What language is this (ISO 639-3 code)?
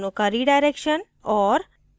hin